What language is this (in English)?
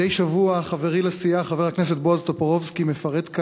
Hebrew